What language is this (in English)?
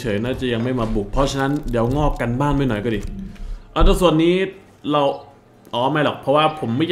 Thai